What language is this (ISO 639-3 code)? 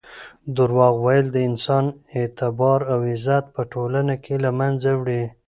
pus